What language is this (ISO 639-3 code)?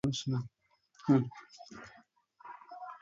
ara